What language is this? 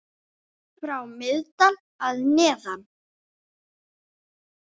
Icelandic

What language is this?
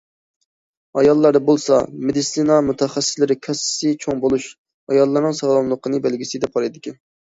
Uyghur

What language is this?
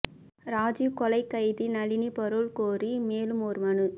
Tamil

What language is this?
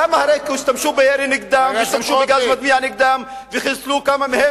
Hebrew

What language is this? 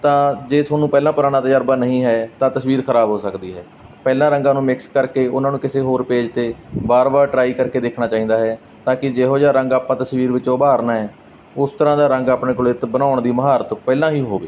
Punjabi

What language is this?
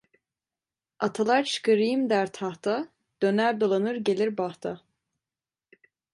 Turkish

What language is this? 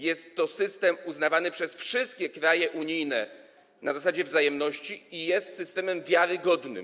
Polish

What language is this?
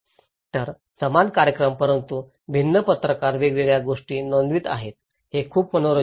Marathi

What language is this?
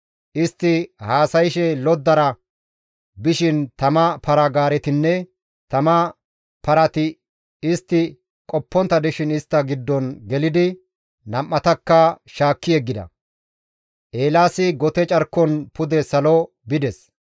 Gamo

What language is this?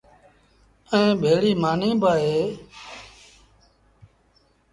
Sindhi Bhil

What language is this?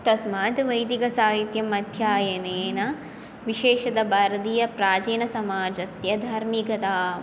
Sanskrit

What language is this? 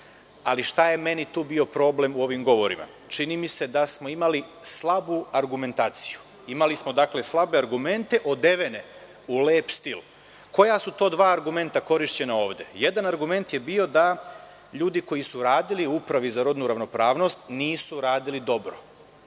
Serbian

